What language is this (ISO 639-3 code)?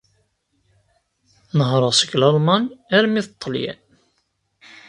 kab